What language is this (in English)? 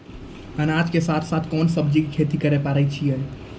Maithili